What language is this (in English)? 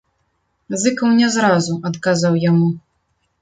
Belarusian